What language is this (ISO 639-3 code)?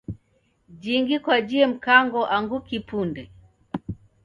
dav